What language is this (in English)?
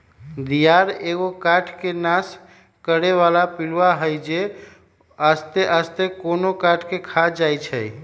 Magahi